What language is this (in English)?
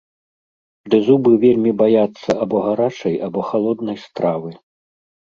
Belarusian